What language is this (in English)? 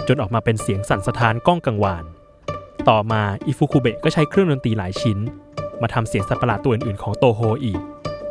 Thai